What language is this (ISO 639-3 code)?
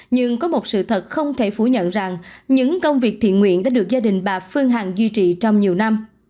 vie